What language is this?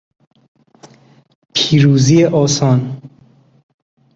Persian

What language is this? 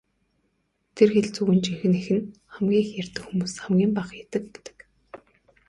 Mongolian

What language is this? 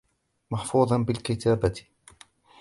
Arabic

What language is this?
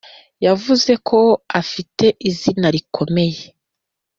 Kinyarwanda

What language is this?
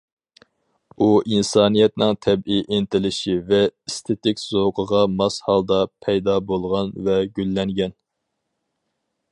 Uyghur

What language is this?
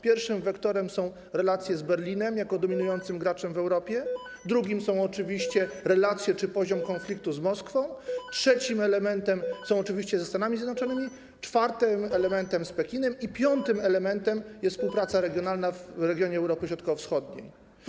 Polish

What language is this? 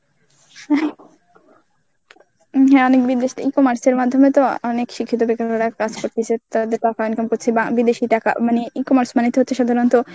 Bangla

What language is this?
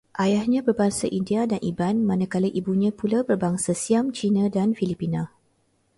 Malay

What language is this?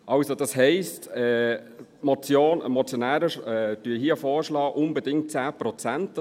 Swiss German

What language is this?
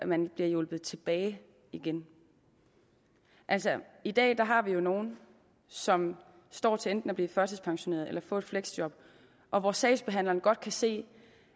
Danish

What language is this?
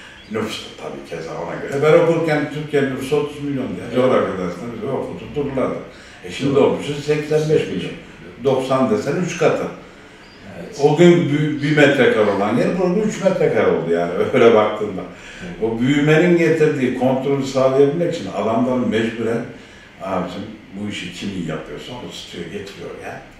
Turkish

